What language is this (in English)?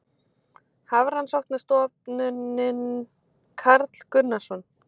Icelandic